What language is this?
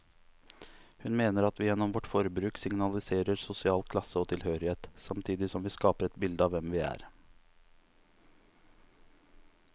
Norwegian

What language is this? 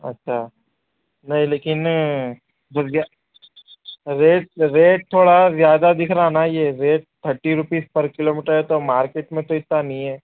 Urdu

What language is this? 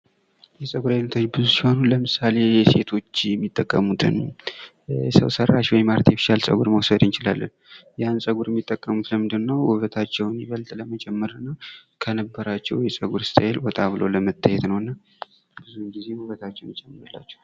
Amharic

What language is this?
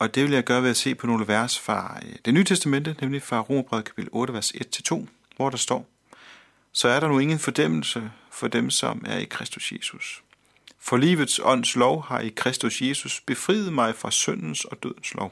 Danish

